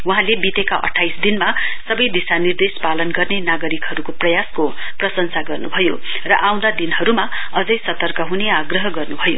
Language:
Nepali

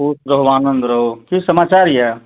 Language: Maithili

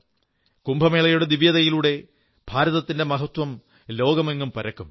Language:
Malayalam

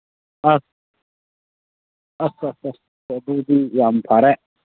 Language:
Manipuri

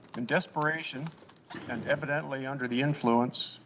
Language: English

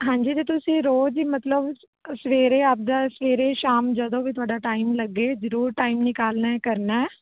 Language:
Punjabi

